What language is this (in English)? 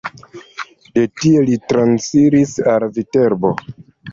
Esperanto